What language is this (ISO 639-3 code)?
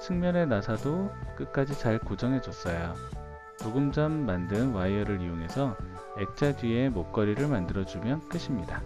kor